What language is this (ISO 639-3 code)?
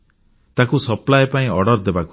ori